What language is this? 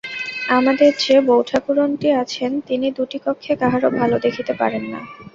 Bangla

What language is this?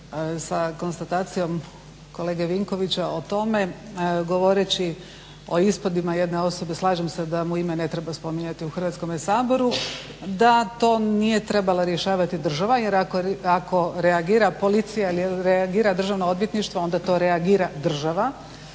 Croatian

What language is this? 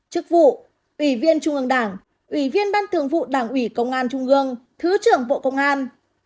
Vietnamese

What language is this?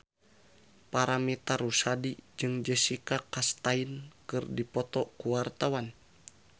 Sundanese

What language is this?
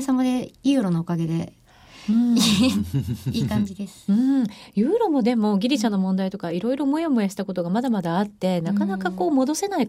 Japanese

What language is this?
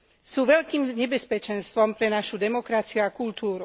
Slovak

